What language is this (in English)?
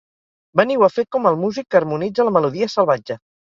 Catalan